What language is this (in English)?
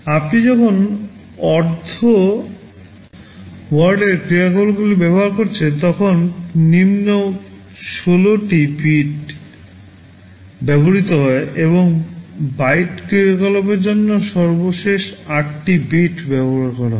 Bangla